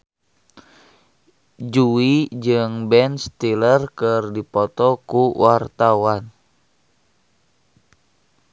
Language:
Sundanese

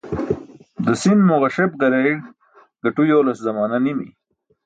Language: Burushaski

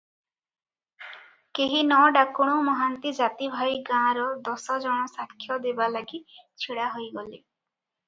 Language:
Odia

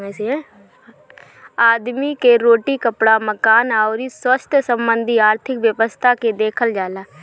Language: Bhojpuri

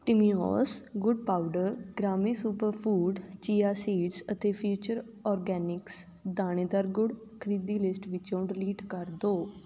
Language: Punjabi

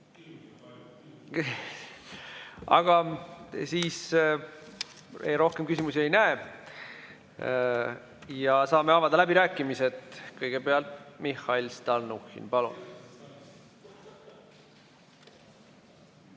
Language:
Estonian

